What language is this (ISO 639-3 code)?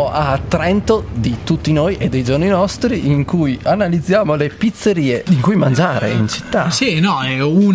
ita